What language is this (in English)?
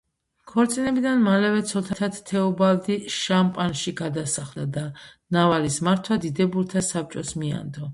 Georgian